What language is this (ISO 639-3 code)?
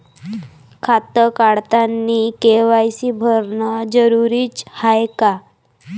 mar